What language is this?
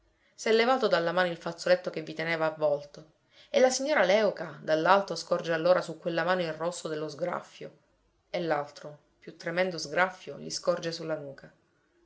Italian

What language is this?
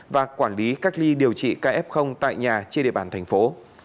Vietnamese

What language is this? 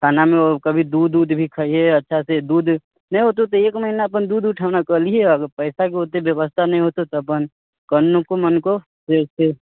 Maithili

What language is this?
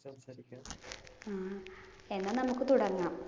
Malayalam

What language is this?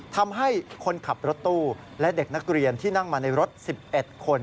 Thai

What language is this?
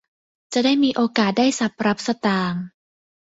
Thai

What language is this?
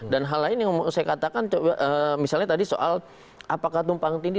Indonesian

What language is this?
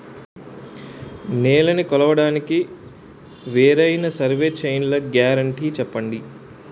Telugu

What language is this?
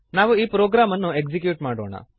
Kannada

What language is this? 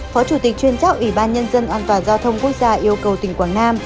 Vietnamese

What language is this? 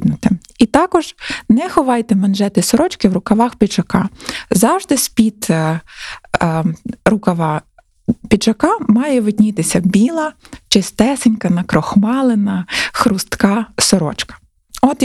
Ukrainian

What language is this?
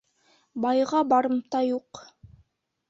Bashkir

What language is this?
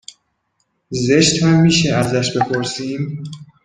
Persian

